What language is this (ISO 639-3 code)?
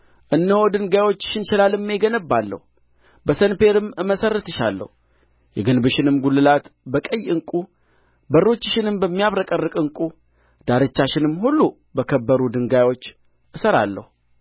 amh